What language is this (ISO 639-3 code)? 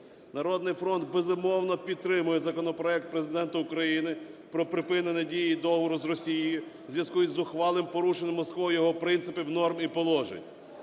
ukr